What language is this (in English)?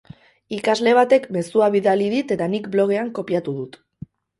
Basque